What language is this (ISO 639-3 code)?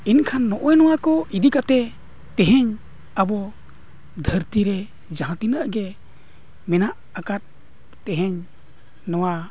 sat